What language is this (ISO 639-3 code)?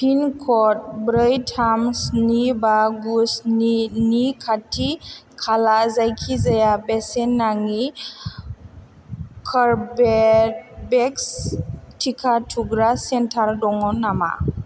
brx